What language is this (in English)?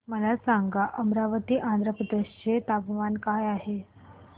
Marathi